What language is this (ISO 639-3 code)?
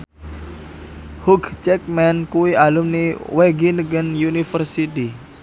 jav